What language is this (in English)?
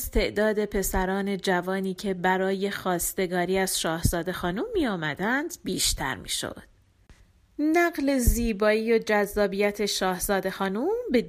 Persian